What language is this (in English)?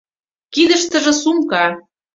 Mari